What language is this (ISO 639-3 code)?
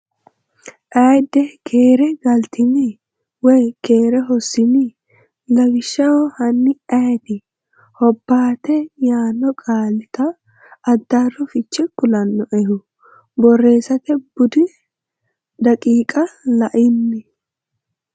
sid